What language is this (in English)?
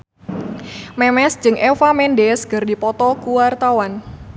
Sundanese